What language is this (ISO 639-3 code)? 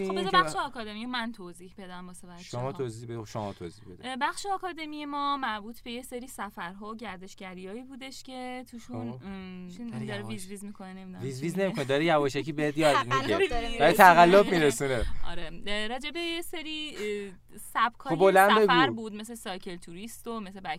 fas